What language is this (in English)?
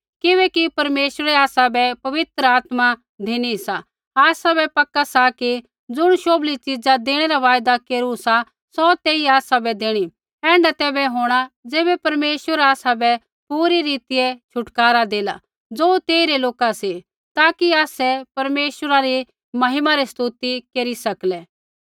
Kullu Pahari